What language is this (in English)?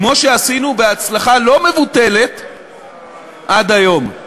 Hebrew